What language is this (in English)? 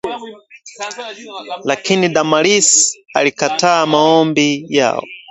Swahili